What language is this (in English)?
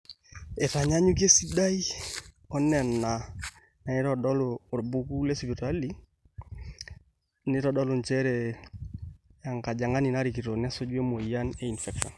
Masai